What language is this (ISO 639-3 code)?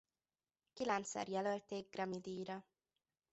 hun